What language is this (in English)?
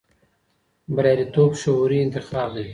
Pashto